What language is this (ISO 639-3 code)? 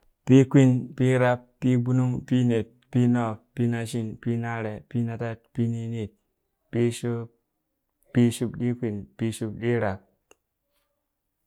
bys